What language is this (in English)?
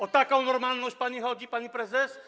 Polish